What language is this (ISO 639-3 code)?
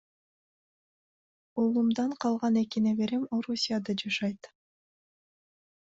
kir